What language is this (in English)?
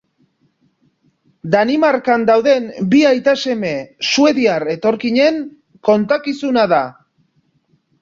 Basque